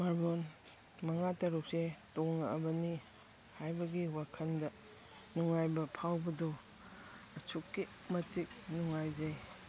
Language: Manipuri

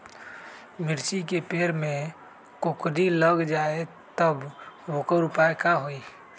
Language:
Magahi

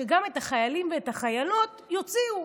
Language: Hebrew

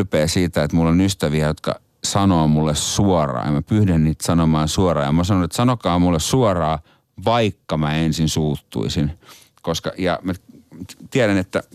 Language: Finnish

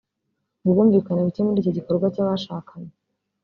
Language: Kinyarwanda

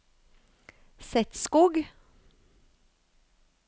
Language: Norwegian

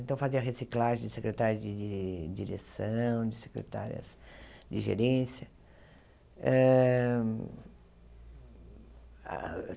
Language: Portuguese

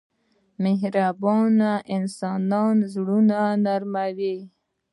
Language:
Pashto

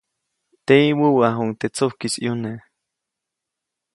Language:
Copainalá Zoque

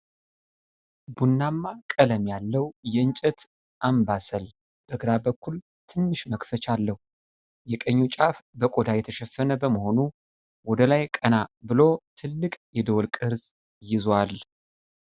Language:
Amharic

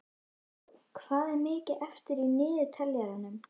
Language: Icelandic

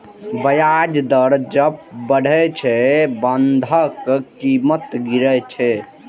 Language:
Maithili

